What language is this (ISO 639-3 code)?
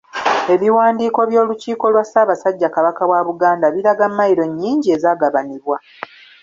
lug